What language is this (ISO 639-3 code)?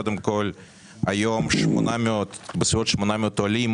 heb